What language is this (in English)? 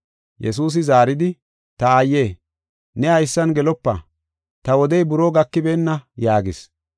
Gofa